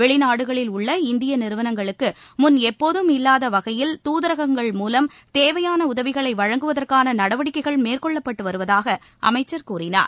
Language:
Tamil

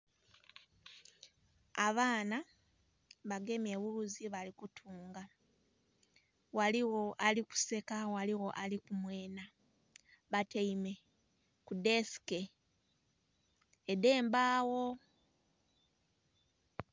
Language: Soga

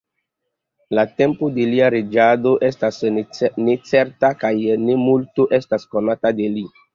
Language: Esperanto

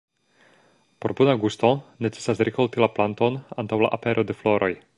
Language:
Esperanto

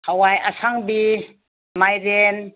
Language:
Manipuri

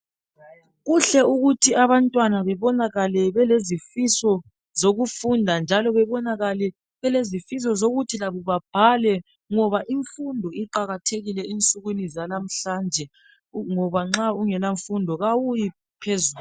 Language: North Ndebele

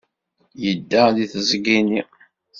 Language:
Kabyle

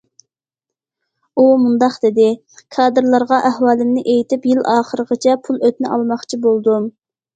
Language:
Uyghur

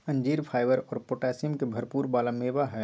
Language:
Magahi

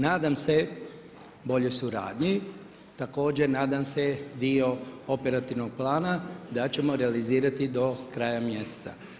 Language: Croatian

